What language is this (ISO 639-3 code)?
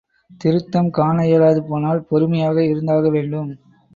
tam